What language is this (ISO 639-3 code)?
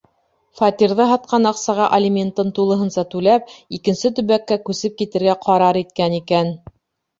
bak